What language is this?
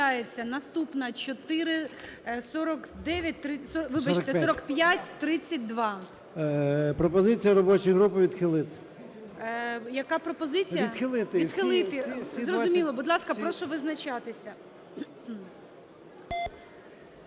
Ukrainian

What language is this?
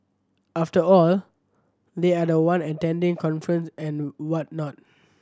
English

